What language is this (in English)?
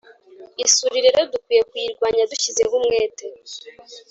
Kinyarwanda